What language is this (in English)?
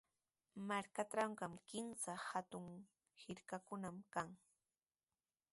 Sihuas Ancash Quechua